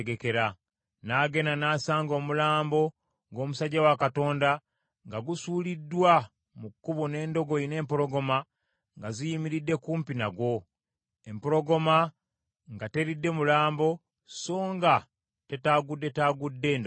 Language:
Ganda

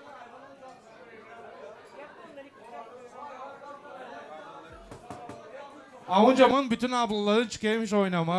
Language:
Turkish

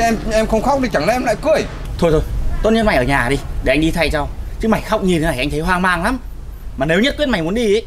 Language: Vietnamese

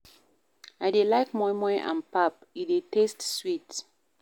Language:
Nigerian Pidgin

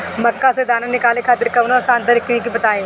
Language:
Bhojpuri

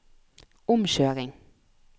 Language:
Norwegian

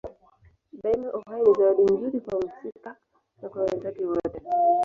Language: Swahili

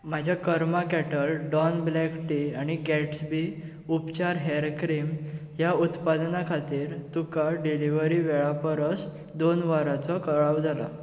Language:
Konkani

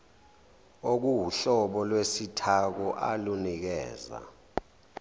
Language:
Zulu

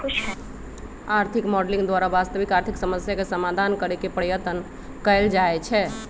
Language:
Magahi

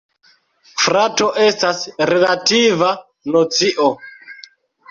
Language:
Esperanto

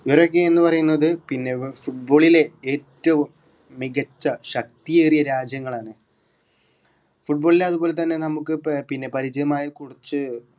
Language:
Malayalam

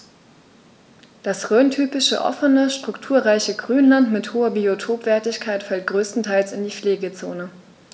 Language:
German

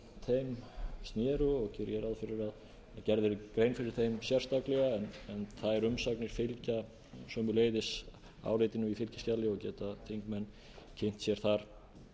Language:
Icelandic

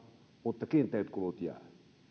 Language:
Finnish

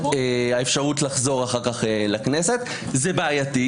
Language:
Hebrew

